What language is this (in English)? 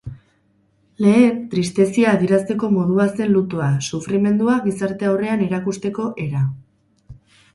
Basque